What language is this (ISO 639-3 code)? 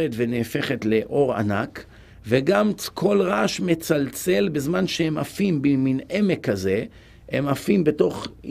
heb